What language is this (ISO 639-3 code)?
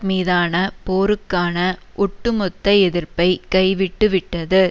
tam